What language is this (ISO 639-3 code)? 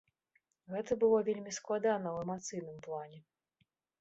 bel